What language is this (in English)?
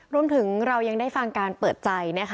Thai